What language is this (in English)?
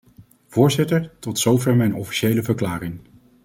Dutch